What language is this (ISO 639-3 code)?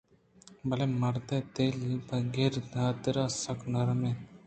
bgp